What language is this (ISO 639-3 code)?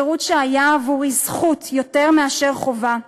heb